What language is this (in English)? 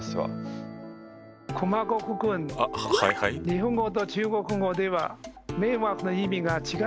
Japanese